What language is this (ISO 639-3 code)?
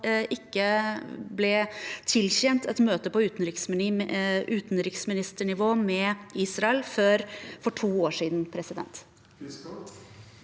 nor